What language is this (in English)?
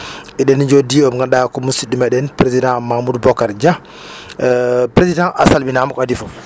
Fula